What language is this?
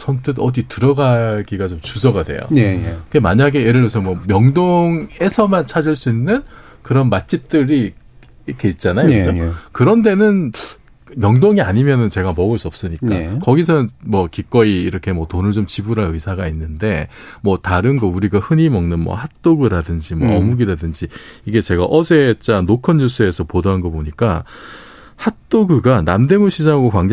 Korean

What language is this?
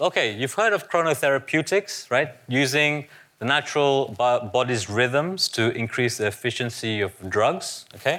English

